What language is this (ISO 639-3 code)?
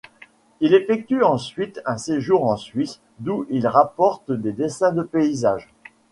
fra